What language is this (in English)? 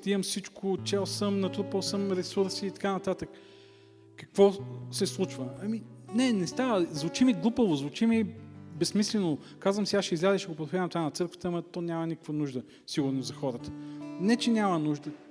Bulgarian